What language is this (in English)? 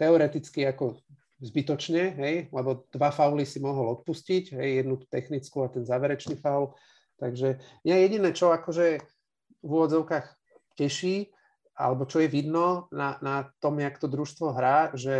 Slovak